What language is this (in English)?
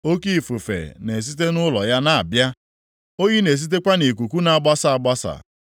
Igbo